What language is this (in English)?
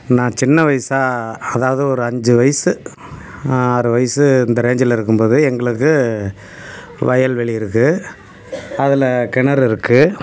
Tamil